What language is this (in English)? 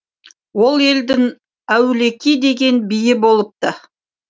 Kazakh